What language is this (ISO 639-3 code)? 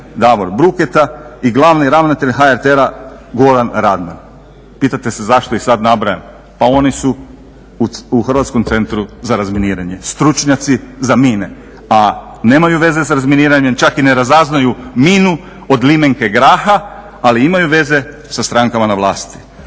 hrv